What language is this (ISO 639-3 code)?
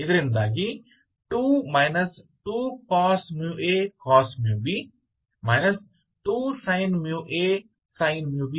kan